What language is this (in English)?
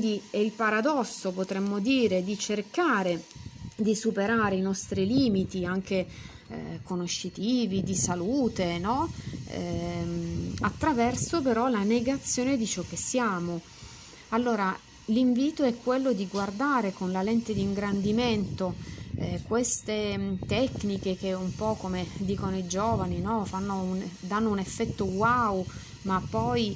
Italian